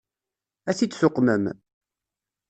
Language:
Kabyle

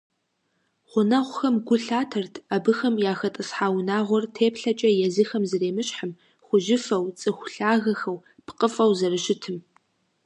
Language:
Kabardian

